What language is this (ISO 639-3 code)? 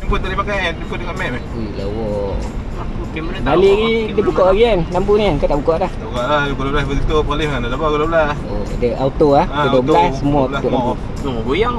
msa